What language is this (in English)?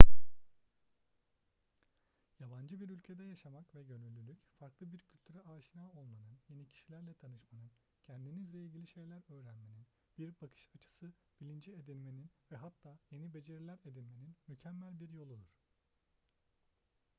Turkish